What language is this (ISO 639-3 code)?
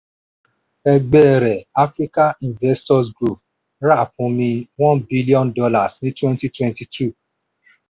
yor